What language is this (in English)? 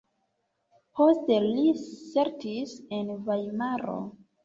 Esperanto